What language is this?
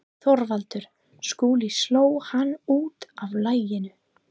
Icelandic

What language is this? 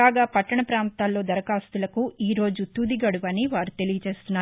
Telugu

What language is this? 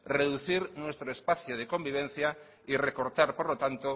Spanish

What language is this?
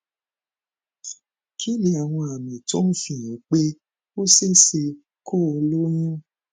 Yoruba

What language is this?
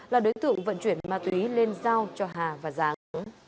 Vietnamese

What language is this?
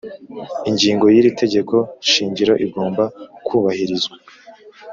Kinyarwanda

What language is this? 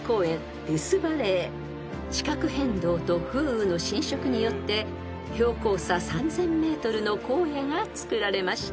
Japanese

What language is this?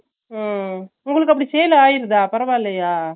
Tamil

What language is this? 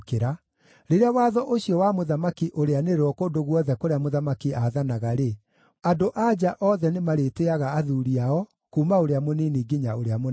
Kikuyu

